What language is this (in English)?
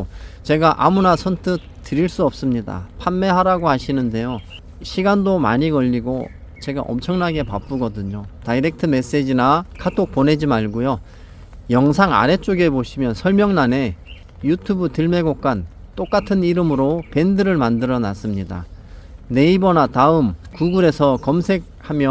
Korean